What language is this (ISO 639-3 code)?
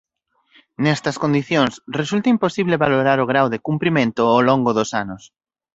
glg